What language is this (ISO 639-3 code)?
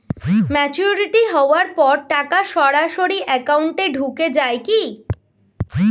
ben